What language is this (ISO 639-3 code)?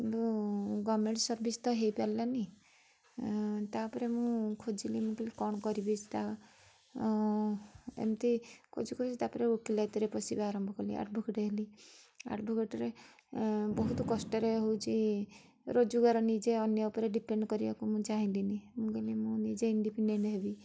ori